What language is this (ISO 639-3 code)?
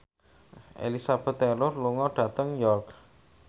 jav